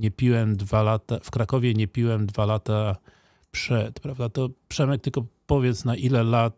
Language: Polish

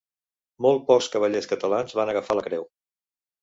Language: Catalan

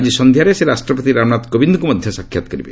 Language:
Odia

